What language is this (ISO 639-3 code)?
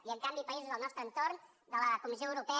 cat